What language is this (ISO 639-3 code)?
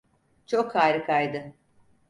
tur